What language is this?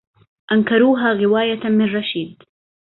Arabic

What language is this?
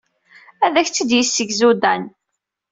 Kabyle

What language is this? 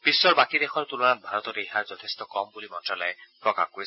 Assamese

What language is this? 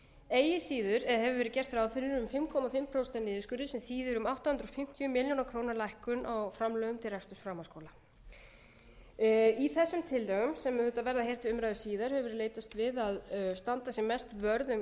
Icelandic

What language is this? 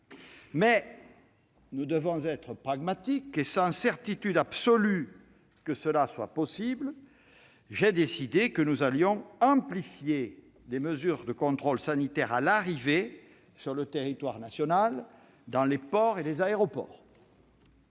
French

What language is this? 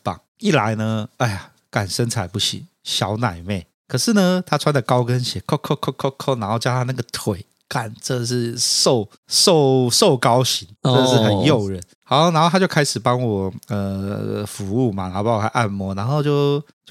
Chinese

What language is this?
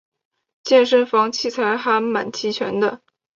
Chinese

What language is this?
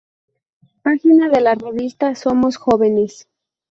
Spanish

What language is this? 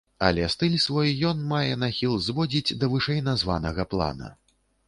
Belarusian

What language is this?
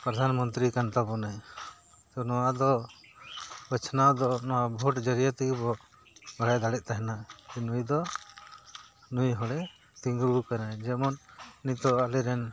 Santali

